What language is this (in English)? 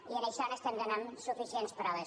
Catalan